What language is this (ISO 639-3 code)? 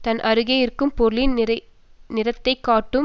tam